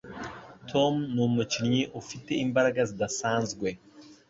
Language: Kinyarwanda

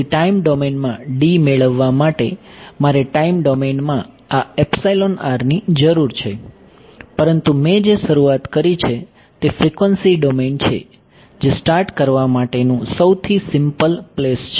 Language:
Gujarati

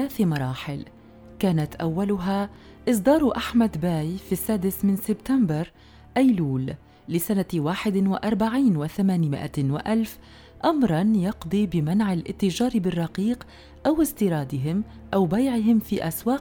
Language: Arabic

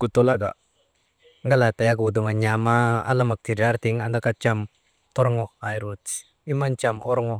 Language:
Maba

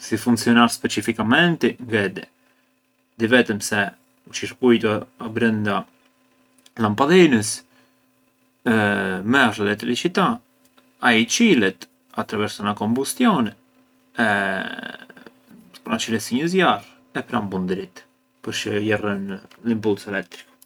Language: Arbëreshë Albanian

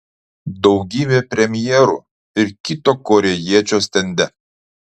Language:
Lithuanian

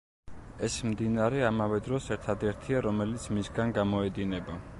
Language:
Georgian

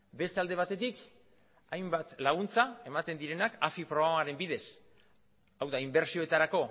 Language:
Basque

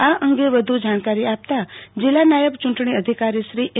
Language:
Gujarati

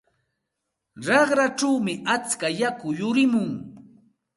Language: Santa Ana de Tusi Pasco Quechua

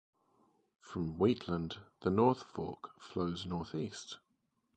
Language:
English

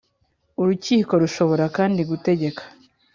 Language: Kinyarwanda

